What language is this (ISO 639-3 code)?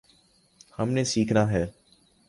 urd